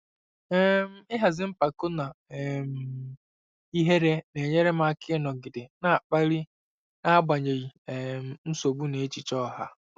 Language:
Igbo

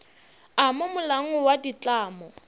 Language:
Northern Sotho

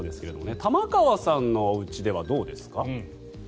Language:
Japanese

